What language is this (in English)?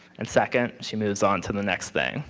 English